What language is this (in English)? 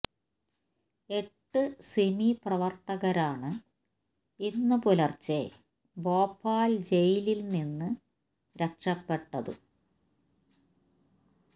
Malayalam